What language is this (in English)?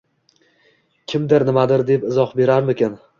Uzbek